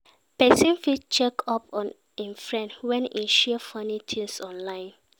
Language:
Nigerian Pidgin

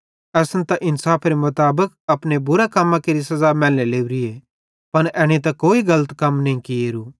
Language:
Bhadrawahi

